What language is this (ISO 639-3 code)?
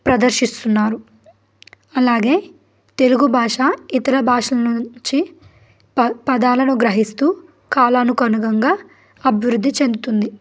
tel